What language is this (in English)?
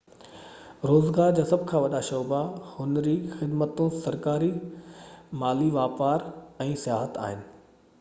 Sindhi